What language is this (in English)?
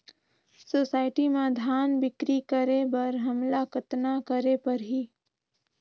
Chhattisgarhi